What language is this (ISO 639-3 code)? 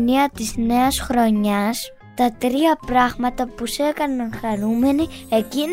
ell